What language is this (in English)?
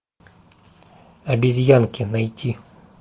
Russian